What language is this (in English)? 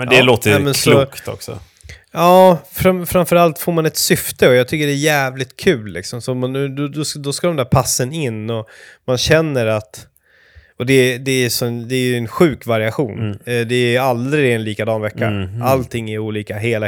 Swedish